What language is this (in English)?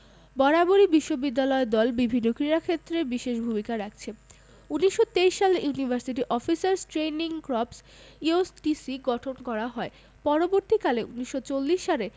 Bangla